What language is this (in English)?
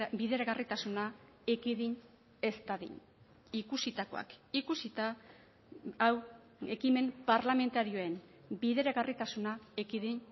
Basque